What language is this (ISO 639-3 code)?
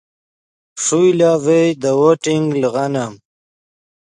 ydg